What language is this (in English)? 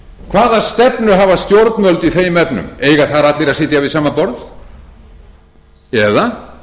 Icelandic